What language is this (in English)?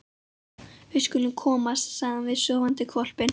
Icelandic